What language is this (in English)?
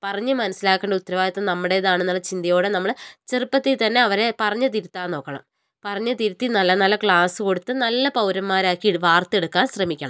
Malayalam